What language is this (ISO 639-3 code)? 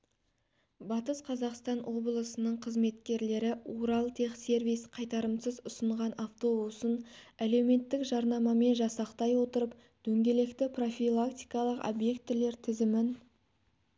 kaz